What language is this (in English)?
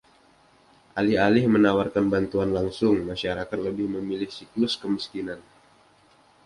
Indonesian